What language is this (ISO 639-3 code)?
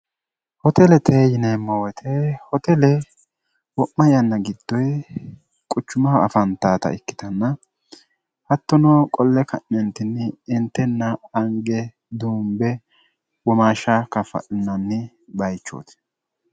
sid